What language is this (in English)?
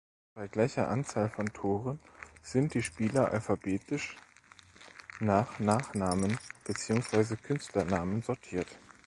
German